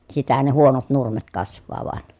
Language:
Finnish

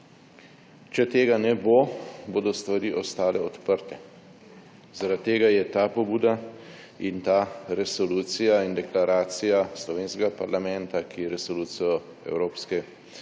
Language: Slovenian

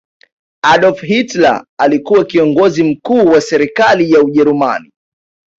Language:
Swahili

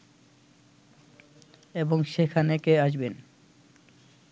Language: Bangla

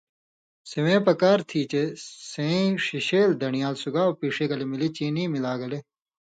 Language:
Indus Kohistani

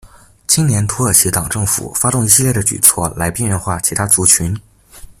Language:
Chinese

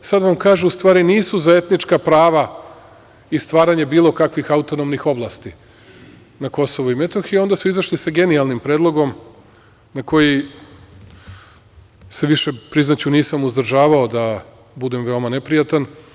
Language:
Serbian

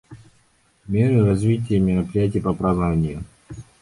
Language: Russian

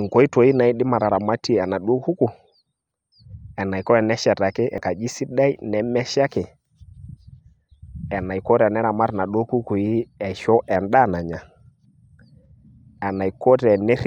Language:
Masai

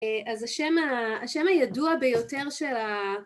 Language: Hebrew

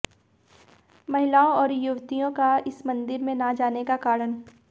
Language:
Hindi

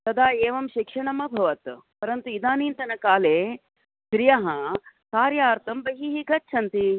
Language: Sanskrit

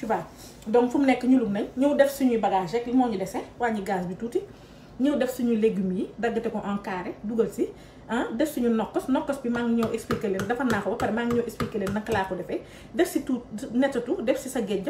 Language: French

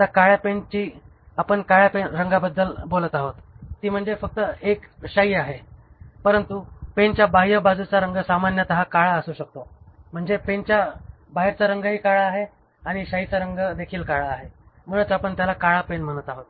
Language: Marathi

